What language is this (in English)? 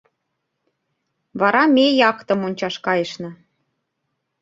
Mari